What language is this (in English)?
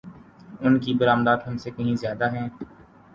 Urdu